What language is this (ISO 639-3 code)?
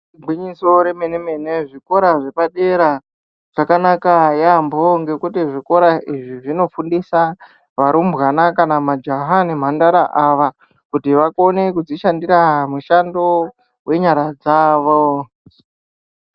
ndc